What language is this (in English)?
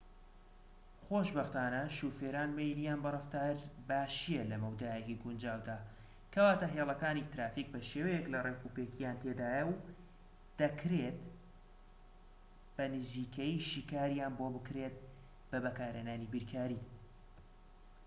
Central Kurdish